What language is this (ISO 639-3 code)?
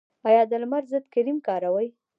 pus